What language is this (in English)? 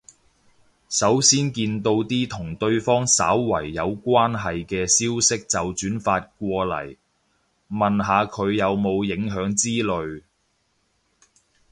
Cantonese